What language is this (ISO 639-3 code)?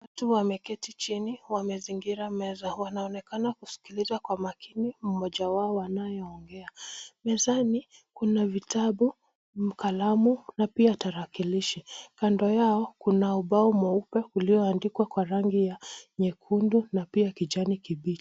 swa